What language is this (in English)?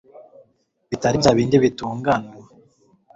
Kinyarwanda